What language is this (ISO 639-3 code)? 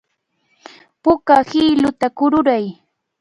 qvl